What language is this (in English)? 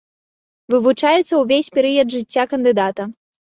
Belarusian